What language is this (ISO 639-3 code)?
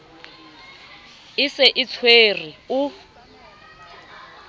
sot